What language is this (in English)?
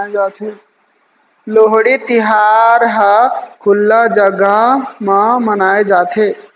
Chhattisgarhi